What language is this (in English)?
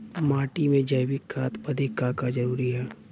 Bhojpuri